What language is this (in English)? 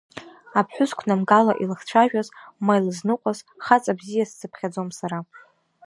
Abkhazian